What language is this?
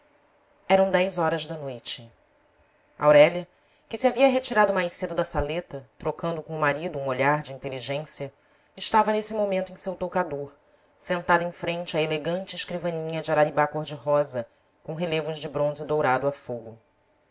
Portuguese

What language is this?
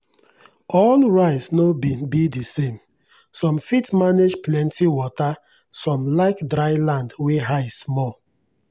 Nigerian Pidgin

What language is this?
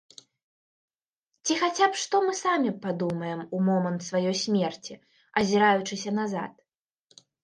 Belarusian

